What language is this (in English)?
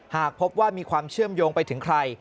Thai